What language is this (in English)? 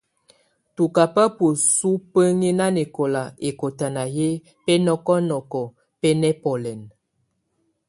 Tunen